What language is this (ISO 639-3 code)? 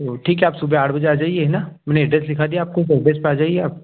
hin